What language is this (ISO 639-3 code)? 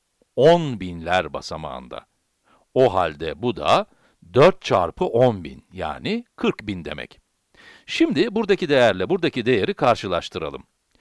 tur